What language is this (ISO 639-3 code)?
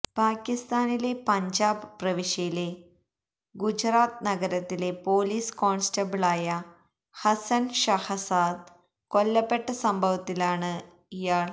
mal